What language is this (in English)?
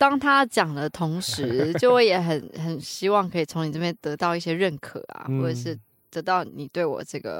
Chinese